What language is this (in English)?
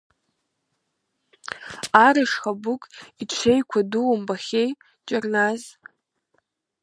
Abkhazian